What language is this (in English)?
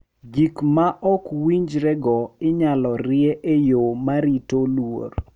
Luo (Kenya and Tanzania)